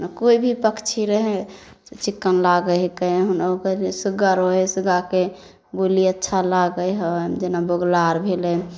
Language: Maithili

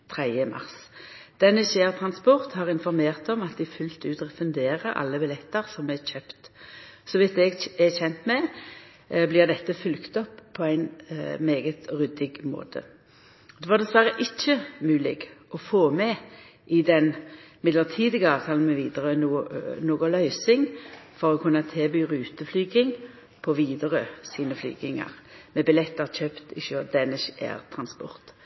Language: Norwegian Nynorsk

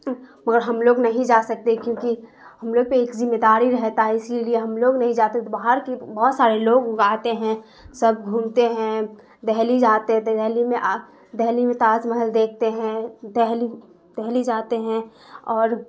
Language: Urdu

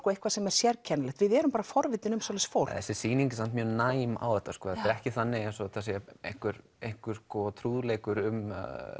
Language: Icelandic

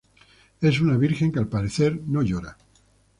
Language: Spanish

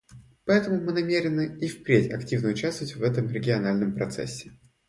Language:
Russian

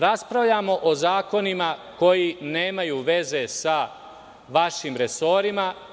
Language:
Serbian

